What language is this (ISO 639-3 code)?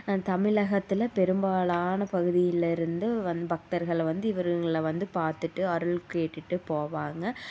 tam